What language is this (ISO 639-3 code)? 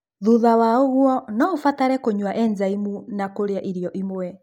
kik